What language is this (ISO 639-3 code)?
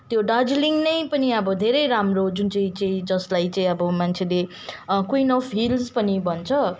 nep